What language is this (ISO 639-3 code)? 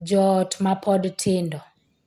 luo